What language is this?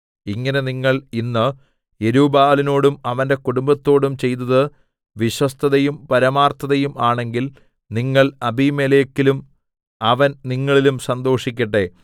Malayalam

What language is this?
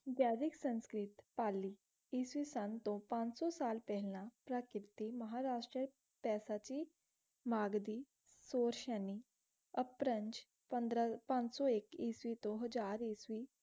Punjabi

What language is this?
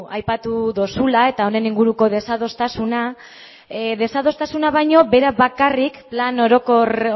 Basque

